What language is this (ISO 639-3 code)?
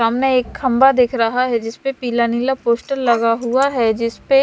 hin